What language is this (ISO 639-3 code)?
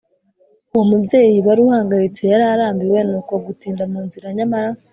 kin